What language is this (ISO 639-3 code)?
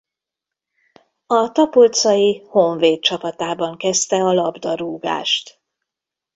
hun